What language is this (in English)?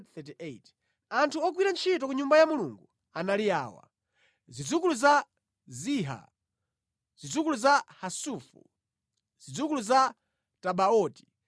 Nyanja